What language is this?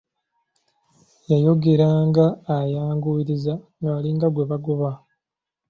Ganda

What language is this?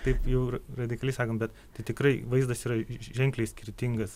Lithuanian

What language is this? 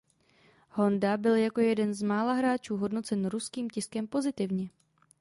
Czech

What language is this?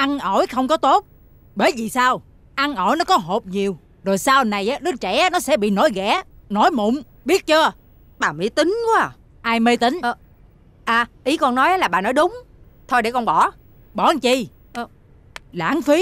Vietnamese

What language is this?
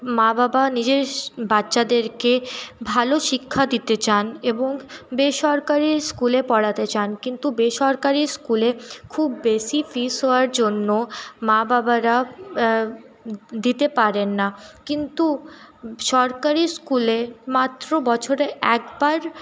Bangla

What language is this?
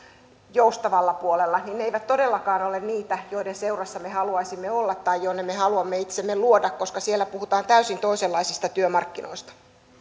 Finnish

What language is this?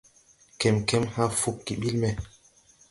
Tupuri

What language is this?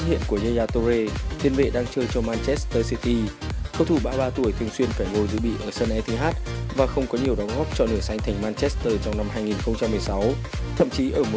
Vietnamese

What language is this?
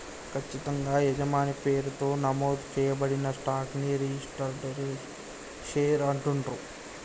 Telugu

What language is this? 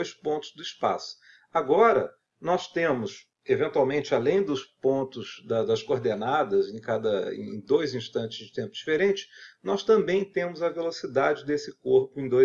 Portuguese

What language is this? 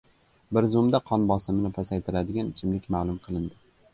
Uzbek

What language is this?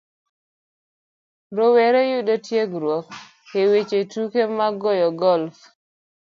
Luo (Kenya and Tanzania)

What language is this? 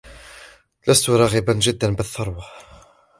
Arabic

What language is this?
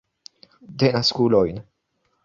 Esperanto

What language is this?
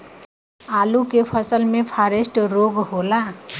Bhojpuri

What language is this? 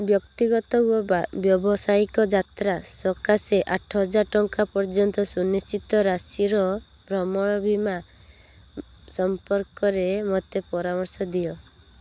Odia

